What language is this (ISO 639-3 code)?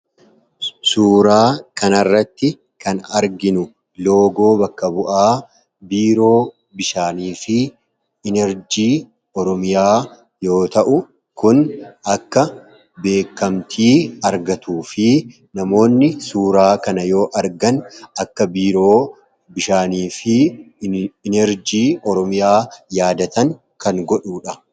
orm